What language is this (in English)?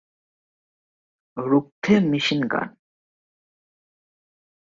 Bangla